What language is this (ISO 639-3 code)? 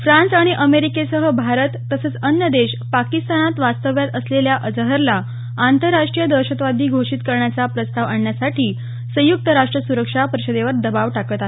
mar